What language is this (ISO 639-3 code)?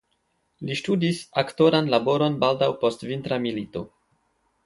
epo